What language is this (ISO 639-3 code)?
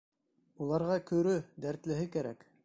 bak